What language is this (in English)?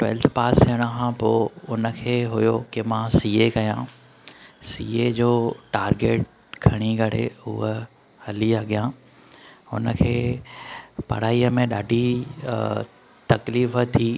Sindhi